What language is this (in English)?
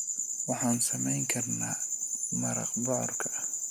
Somali